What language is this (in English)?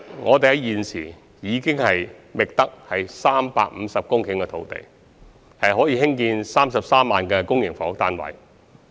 Cantonese